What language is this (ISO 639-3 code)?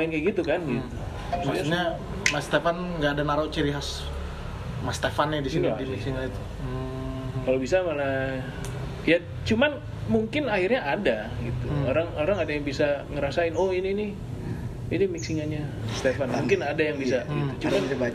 ind